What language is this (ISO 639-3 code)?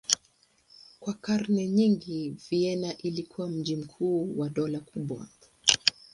swa